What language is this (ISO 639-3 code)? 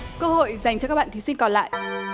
vie